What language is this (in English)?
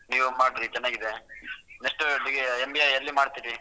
Kannada